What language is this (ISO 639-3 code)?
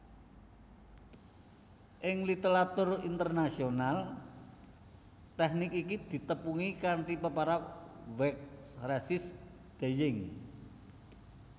jav